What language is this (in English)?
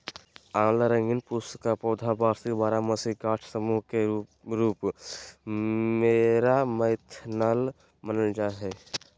Magahi